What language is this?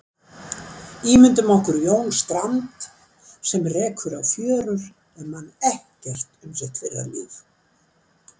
Icelandic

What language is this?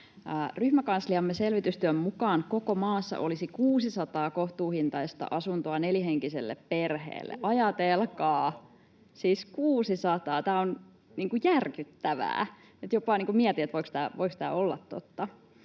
Finnish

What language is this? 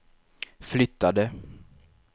Swedish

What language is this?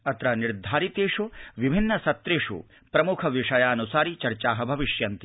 Sanskrit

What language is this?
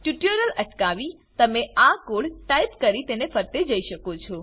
Gujarati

